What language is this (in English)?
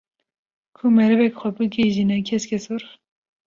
Kurdish